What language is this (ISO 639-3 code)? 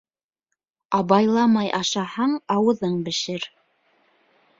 bak